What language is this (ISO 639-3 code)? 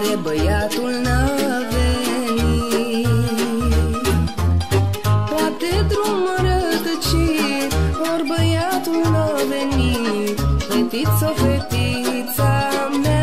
ron